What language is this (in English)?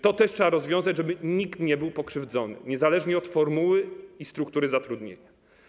Polish